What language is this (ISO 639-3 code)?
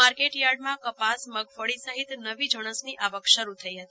guj